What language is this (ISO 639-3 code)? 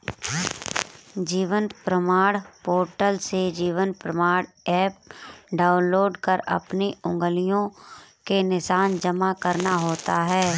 hin